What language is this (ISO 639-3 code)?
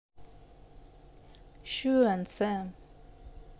rus